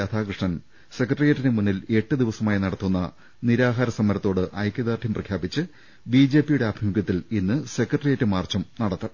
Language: Malayalam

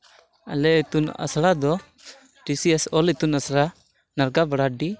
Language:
Santali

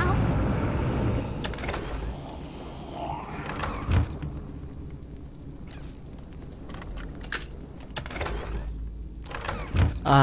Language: Korean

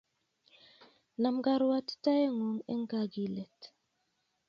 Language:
Kalenjin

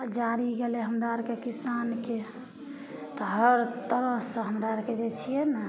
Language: Maithili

